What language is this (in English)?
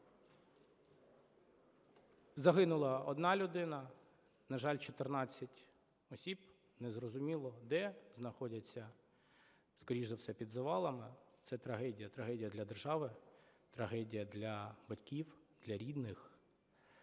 Ukrainian